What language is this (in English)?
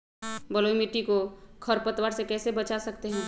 Magahi